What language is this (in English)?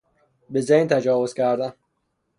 Persian